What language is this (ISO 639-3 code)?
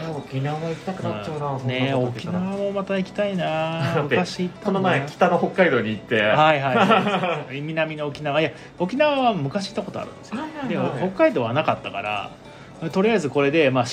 jpn